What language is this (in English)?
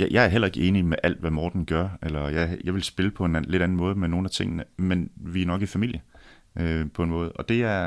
Danish